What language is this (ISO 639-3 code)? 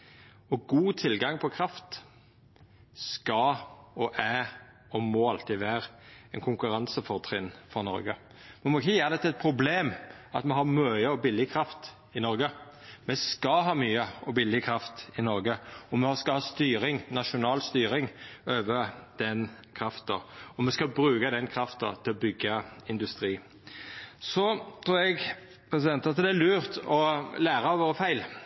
nno